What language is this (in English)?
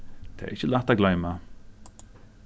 Faroese